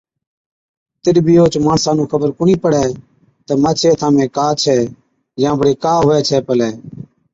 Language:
Od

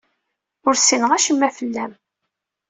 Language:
Kabyle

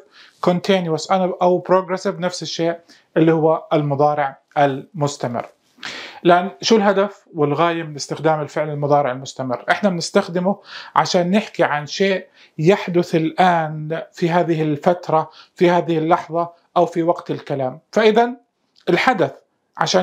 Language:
Arabic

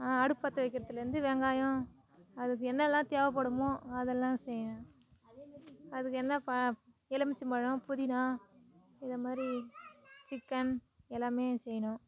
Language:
Tamil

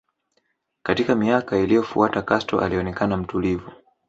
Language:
Swahili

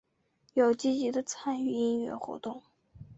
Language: Chinese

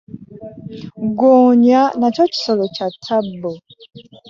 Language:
Ganda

